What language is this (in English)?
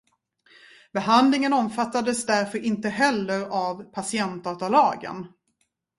Swedish